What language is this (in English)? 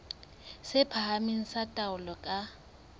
Southern Sotho